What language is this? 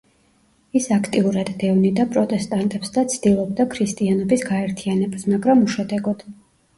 Georgian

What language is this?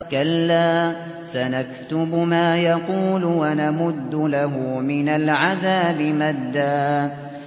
Arabic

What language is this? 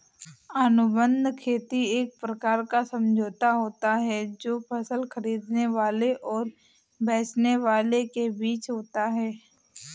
Hindi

